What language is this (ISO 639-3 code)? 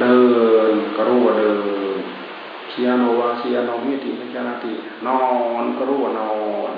tha